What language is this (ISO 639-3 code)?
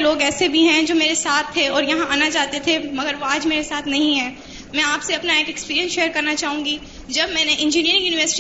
urd